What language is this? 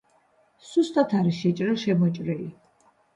Georgian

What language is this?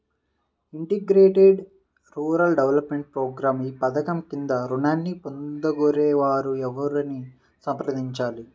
Telugu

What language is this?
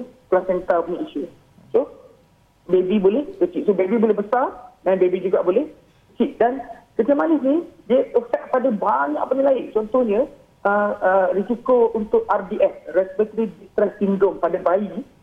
Malay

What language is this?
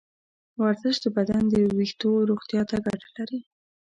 Pashto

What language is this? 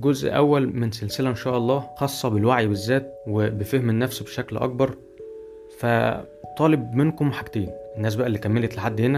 Arabic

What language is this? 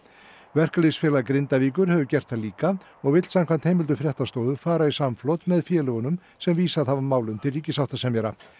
Icelandic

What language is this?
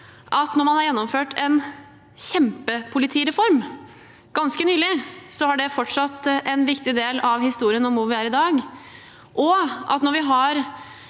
Norwegian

